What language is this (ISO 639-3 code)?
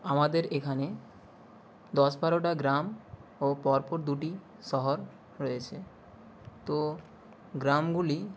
ben